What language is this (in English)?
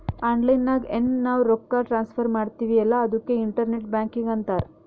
Kannada